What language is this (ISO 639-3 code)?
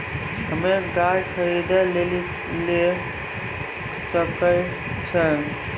mai